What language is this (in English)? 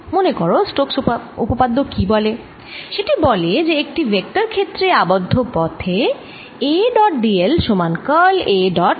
Bangla